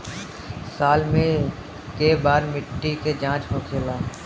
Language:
Bhojpuri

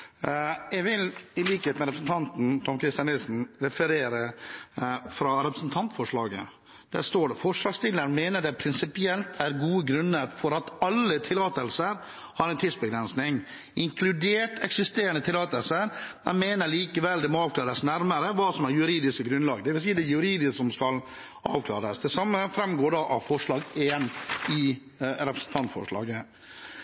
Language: Norwegian Bokmål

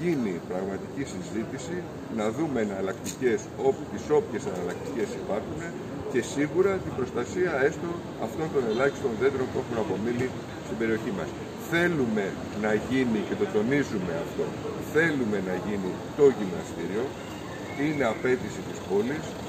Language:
Greek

